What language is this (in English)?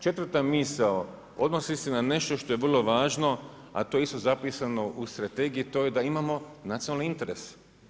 Croatian